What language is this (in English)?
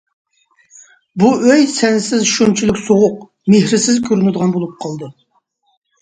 Uyghur